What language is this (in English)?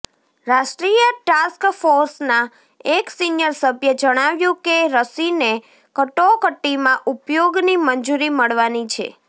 Gujarati